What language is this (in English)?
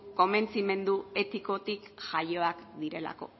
Basque